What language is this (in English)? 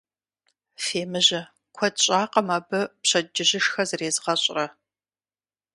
Kabardian